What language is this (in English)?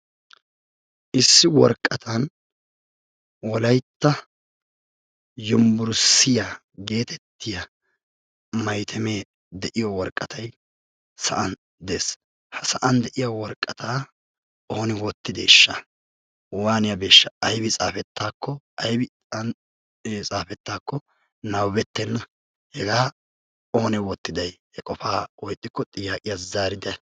Wolaytta